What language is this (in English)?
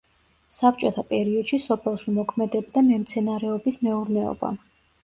Georgian